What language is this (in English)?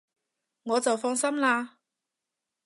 Cantonese